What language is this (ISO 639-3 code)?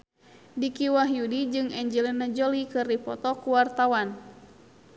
sun